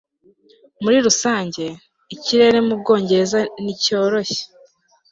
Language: Kinyarwanda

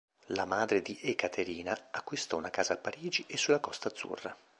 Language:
Italian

